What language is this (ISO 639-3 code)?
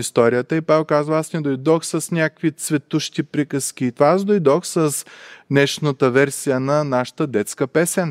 bul